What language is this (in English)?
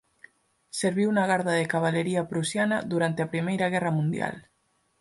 Galician